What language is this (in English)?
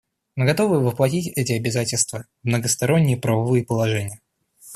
Russian